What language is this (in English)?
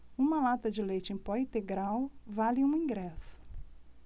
Portuguese